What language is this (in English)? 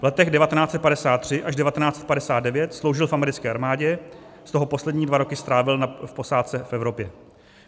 Czech